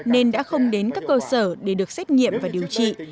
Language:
Vietnamese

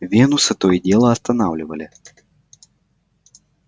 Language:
Russian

